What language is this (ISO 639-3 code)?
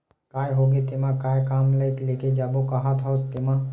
hne